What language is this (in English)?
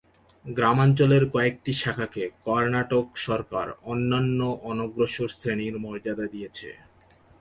Bangla